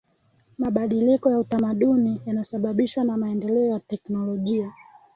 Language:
Swahili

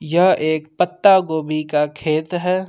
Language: Hindi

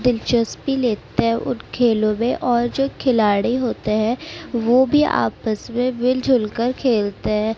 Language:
Urdu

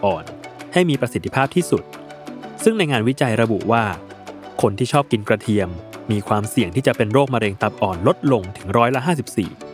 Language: Thai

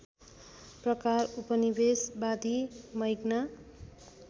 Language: Nepali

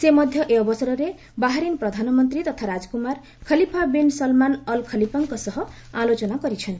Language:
Odia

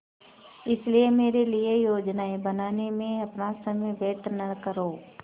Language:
Hindi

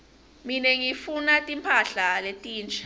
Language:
Swati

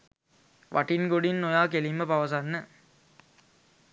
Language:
Sinhala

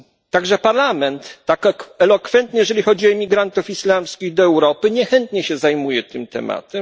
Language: Polish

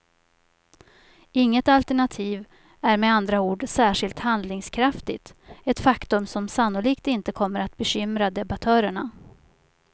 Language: Swedish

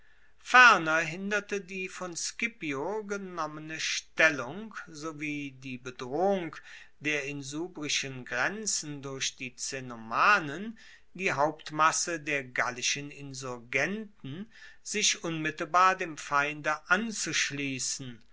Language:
German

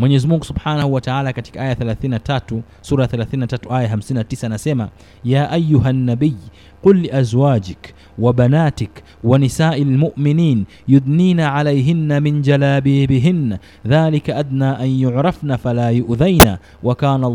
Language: Swahili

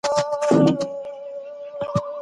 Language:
Pashto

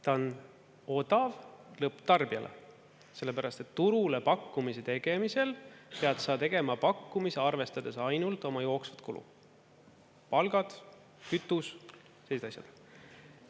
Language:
Estonian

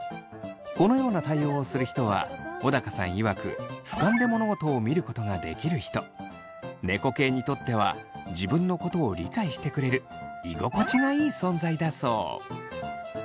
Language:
Japanese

